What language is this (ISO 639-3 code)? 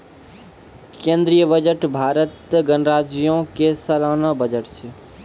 mai